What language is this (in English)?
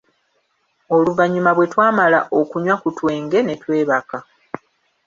Ganda